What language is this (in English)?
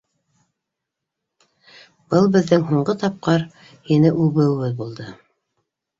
Bashkir